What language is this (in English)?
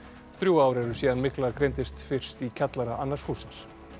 Icelandic